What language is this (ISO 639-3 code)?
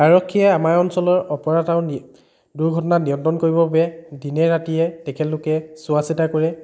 asm